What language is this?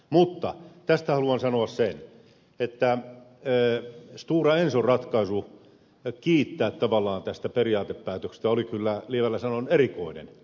Finnish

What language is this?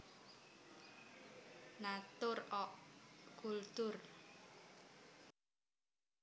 Javanese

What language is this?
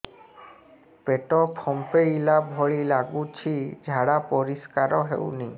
Odia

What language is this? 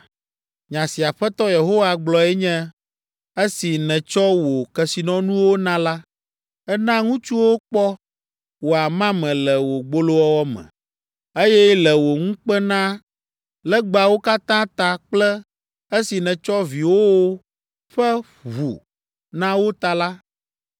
Ewe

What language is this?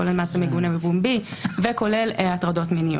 Hebrew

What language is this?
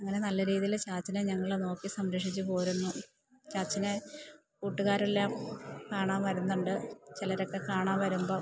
Malayalam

